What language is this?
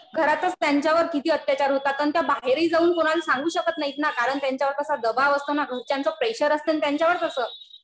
Marathi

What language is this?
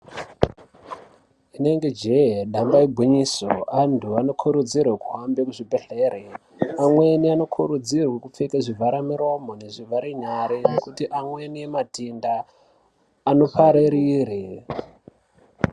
Ndau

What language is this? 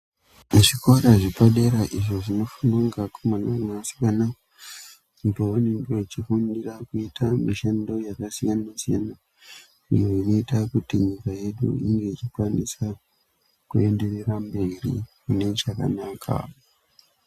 Ndau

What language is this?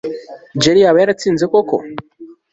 Kinyarwanda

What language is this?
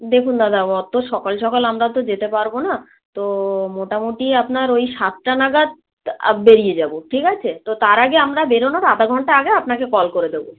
Bangla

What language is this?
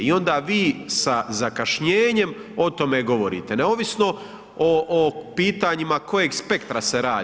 Croatian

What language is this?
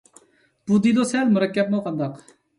Uyghur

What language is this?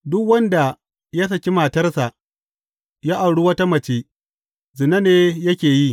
Hausa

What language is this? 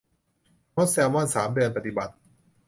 Thai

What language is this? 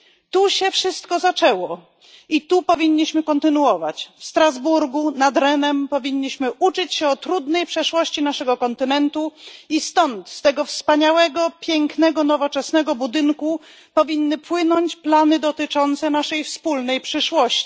Polish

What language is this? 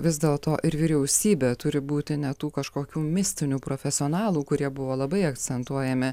Lithuanian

